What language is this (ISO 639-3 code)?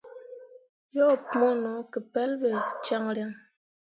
mua